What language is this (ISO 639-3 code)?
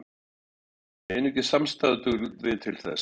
isl